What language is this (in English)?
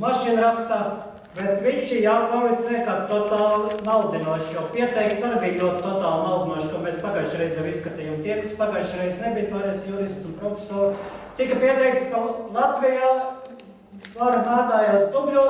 Portuguese